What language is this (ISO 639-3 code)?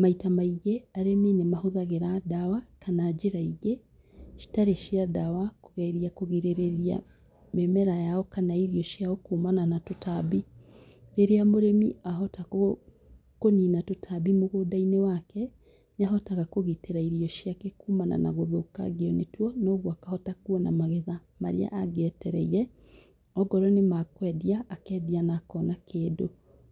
kik